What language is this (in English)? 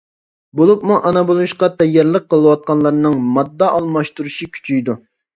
Uyghur